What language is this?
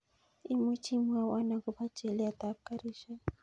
Kalenjin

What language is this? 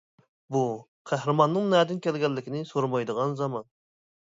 Uyghur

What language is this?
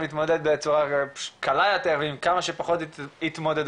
Hebrew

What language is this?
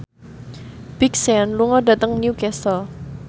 Javanese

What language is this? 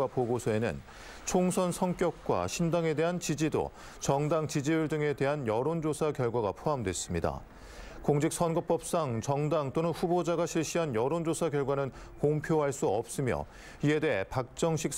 Korean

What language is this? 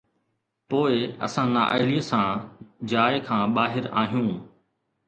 Sindhi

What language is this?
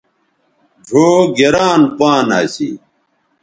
Bateri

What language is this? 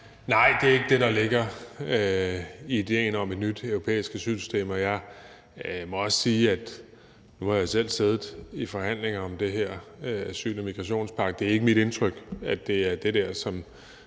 Danish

